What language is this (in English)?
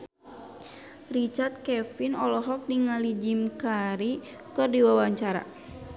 Sundanese